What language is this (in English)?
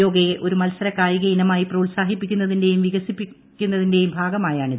Malayalam